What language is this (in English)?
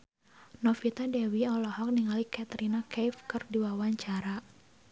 Sundanese